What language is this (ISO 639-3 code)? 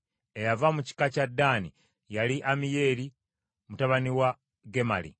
lug